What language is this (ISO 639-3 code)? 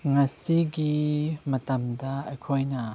mni